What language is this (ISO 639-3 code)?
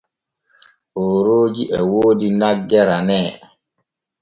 fue